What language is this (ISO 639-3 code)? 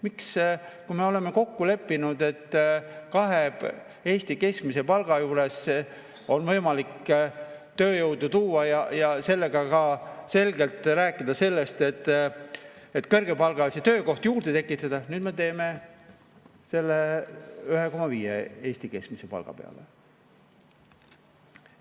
est